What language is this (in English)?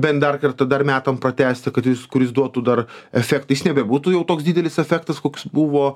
Lithuanian